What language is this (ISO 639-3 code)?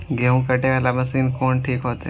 mai